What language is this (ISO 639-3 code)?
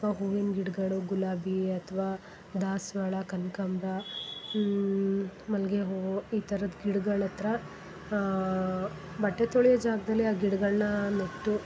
kan